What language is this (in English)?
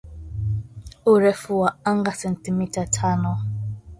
Swahili